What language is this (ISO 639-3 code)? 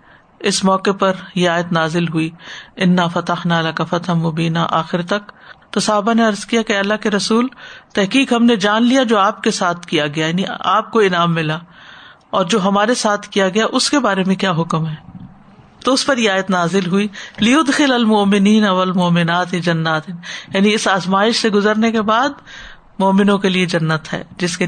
urd